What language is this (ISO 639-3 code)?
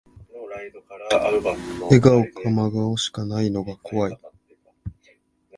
jpn